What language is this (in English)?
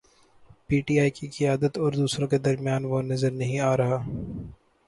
Urdu